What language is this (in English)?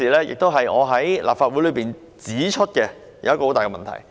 Cantonese